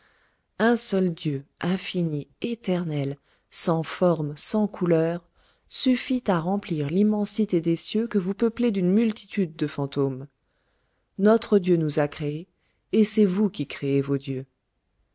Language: French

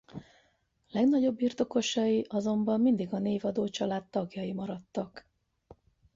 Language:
Hungarian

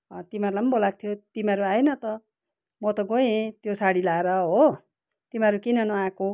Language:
Nepali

